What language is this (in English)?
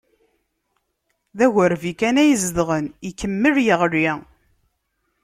Kabyle